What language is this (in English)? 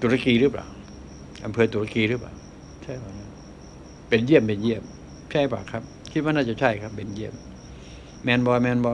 Thai